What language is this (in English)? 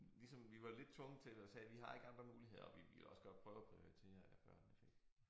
Danish